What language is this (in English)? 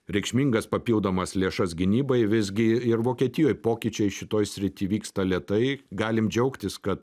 Lithuanian